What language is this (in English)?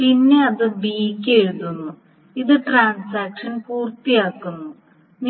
Malayalam